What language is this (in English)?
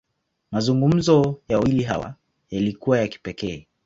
Swahili